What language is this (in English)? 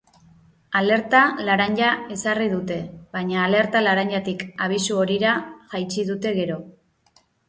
Basque